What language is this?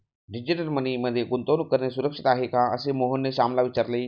Marathi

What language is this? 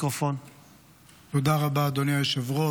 Hebrew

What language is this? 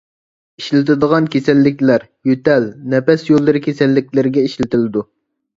Uyghur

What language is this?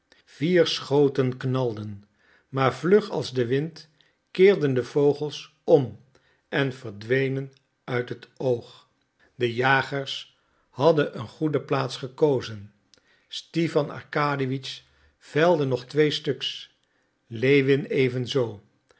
Dutch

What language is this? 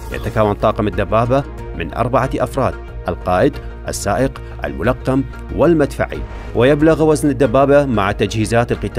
Arabic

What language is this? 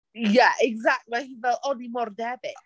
Welsh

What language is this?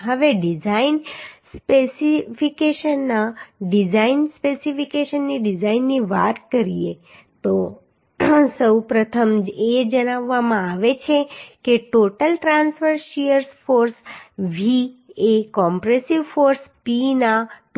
Gujarati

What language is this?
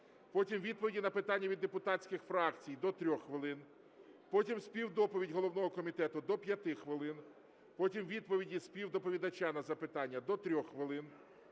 Ukrainian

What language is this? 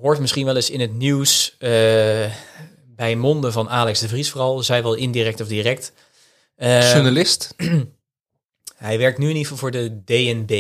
Dutch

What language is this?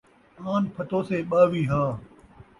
Saraiki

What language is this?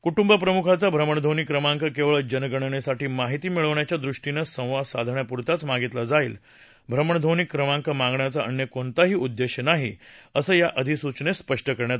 Marathi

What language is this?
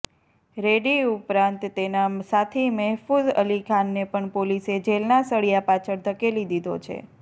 Gujarati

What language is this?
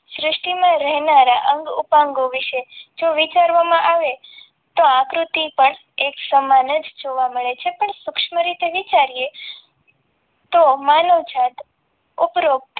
Gujarati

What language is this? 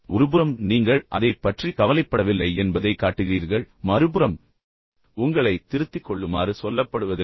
Tamil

